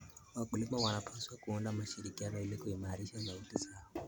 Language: Kalenjin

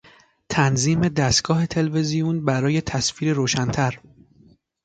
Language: Persian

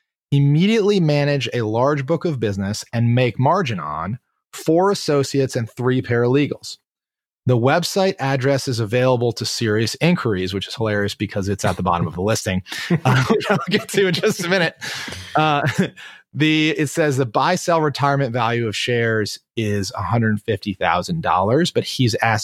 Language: English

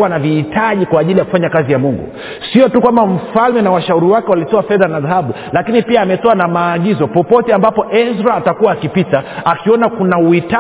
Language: Swahili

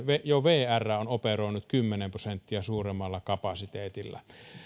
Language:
Finnish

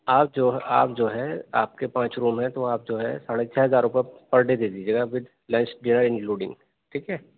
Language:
Urdu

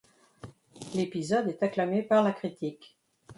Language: French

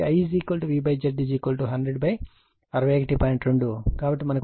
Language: Telugu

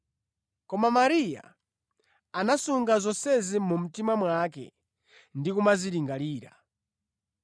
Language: Nyanja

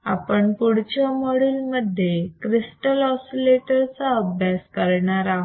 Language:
Marathi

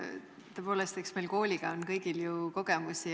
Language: Estonian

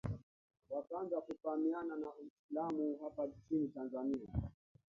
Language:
Swahili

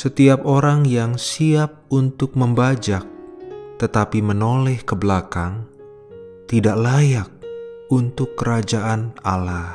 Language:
Indonesian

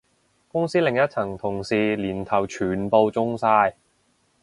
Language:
Cantonese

